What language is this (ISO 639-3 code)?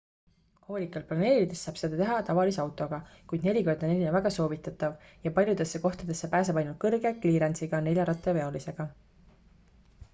est